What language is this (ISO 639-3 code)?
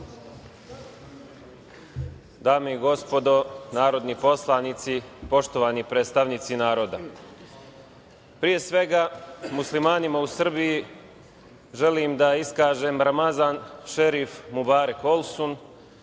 srp